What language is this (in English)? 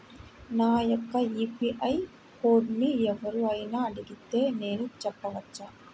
Telugu